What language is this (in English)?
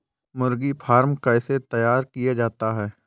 Hindi